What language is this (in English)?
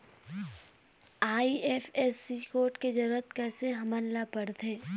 Chhattisgarhi